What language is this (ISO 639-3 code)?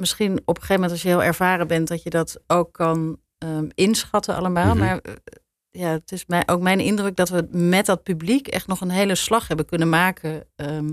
nld